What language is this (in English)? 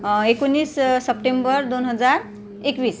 Marathi